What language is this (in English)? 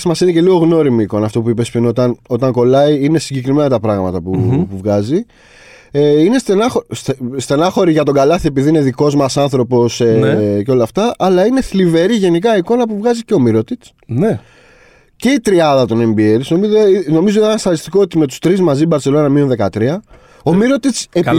Greek